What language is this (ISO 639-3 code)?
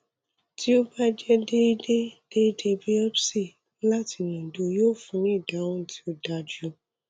yor